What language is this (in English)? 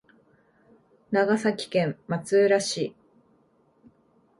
Japanese